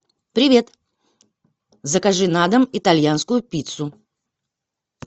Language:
Russian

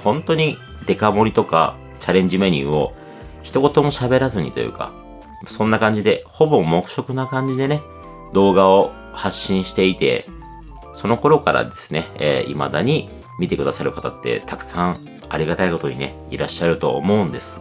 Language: Japanese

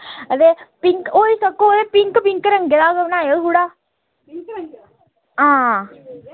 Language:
Dogri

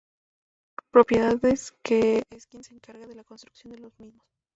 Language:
Spanish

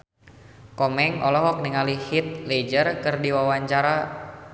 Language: Sundanese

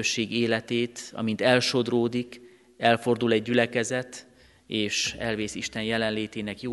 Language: Hungarian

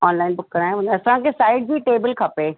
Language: Sindhi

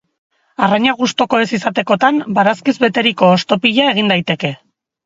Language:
Basque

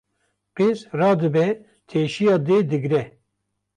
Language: Kurdish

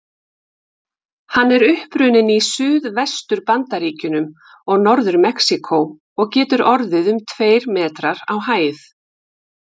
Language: Icelandic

